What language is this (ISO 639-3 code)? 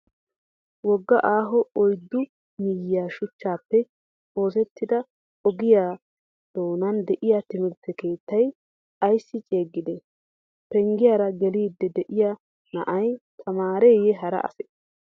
wal